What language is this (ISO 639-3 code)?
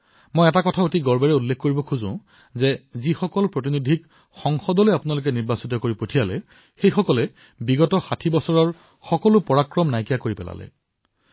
asm